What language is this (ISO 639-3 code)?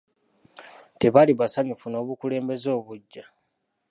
lug